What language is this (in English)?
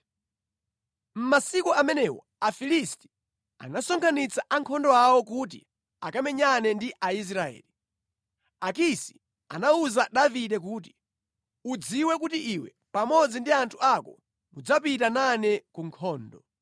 Nyanja